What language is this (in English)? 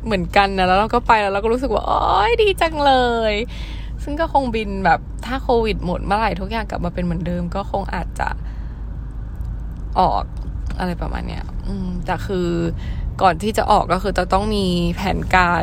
Thai